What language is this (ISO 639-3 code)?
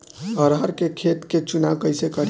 bho